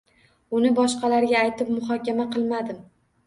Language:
Uzbek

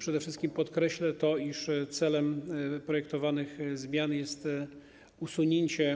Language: Polish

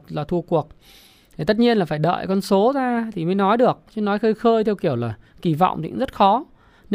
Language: Vietnamese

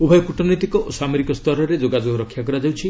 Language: Odia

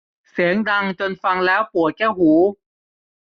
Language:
Thai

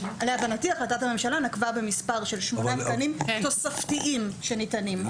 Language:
Hebrew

